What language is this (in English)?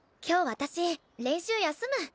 Japanese